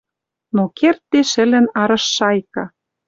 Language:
Western Mari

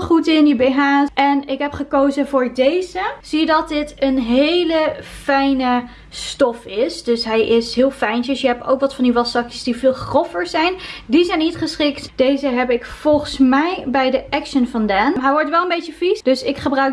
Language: Dutch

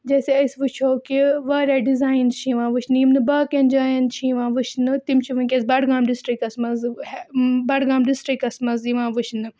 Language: Kashmiri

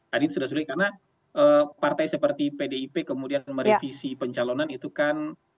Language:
Indonesian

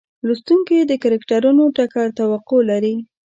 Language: Pashto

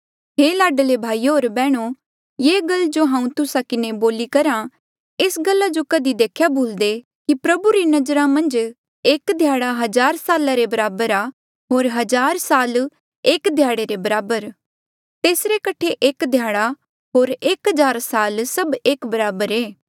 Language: Mandeali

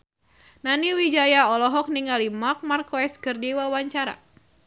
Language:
Sundanese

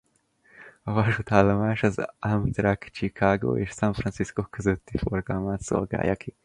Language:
Hungarian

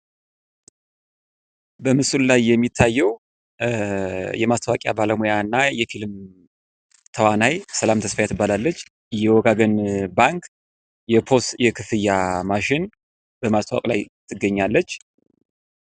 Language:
Amharic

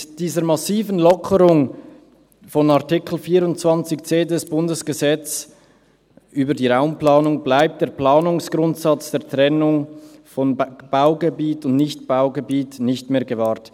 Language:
Swiss German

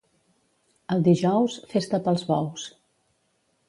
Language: Catalan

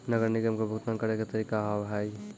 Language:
Maithili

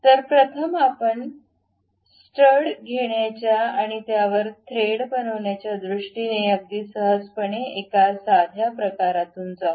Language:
Marathi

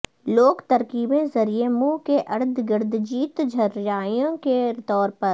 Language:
Urdu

